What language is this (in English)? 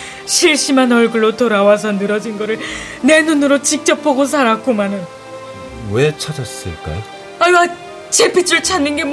Korean